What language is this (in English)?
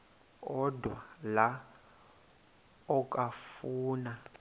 Xhosa